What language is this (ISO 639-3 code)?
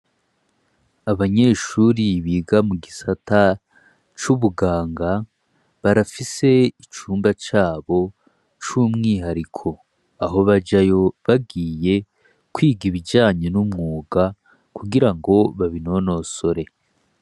run